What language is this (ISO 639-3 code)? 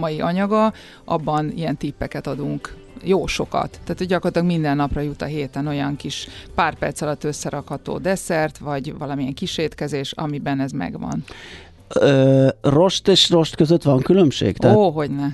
hun